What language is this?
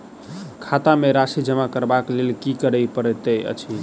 Maithili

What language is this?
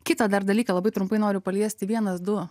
Lithuanian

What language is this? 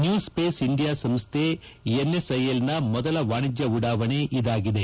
Kannada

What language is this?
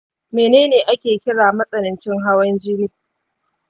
Hausa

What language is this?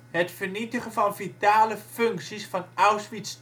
Dutch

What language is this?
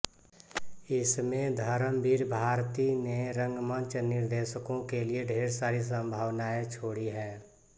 Hindi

